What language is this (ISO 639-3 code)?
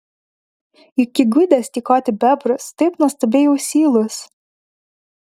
lit